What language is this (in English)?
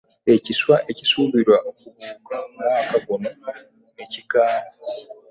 Ganda